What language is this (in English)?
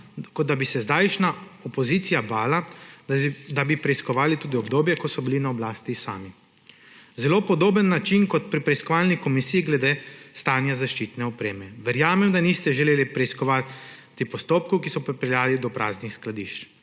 Slovenian